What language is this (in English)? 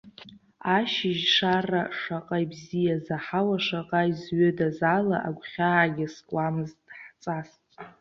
Abkhazian